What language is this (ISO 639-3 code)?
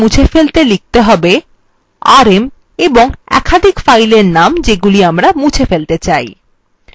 ben